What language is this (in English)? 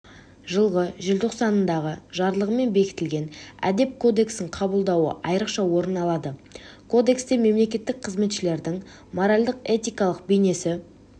Kazakh